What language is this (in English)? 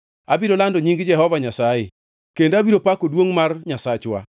Luo (Kenya and Tanzania)